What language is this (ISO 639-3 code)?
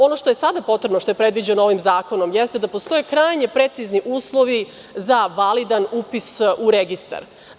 srp